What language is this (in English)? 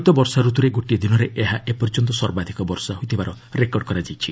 Odia